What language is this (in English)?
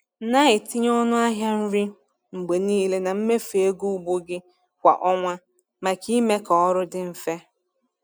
Igbo